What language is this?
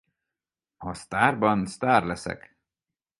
Hungarian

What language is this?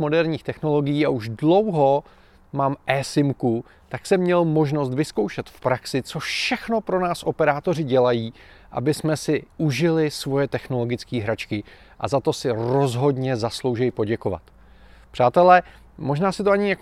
Czech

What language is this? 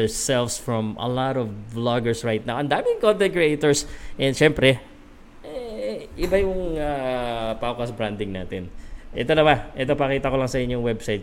Filipino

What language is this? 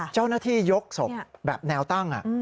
Thai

